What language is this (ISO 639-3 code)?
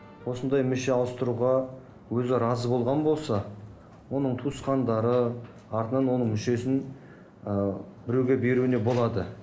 kaz